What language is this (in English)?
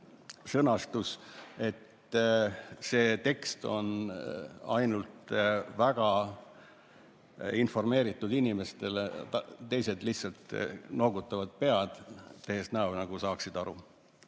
Estonian